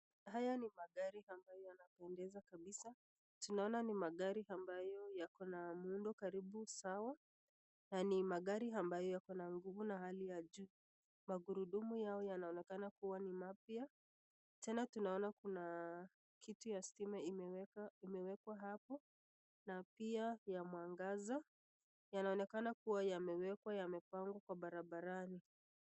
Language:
Swahili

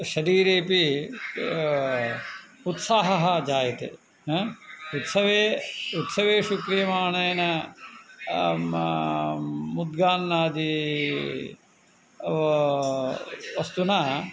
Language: Sanskrit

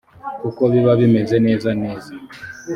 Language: Kinyarwanda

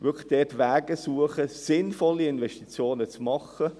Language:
Swiss German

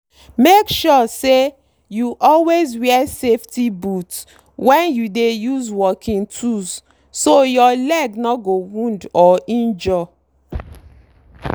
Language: Nigerian Pidgin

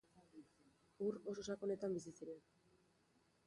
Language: Basque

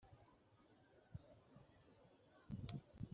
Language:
Kinyarwanda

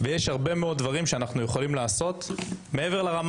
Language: Hebrew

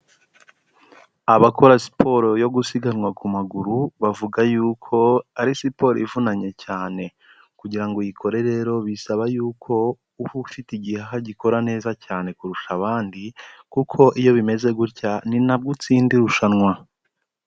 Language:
Kinyarwanda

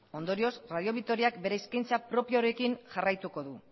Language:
Basque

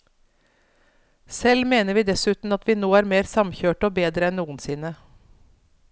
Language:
Norwegian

